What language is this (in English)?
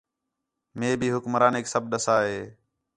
Khetrani